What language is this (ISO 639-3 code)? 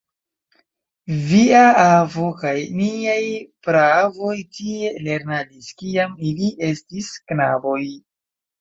epo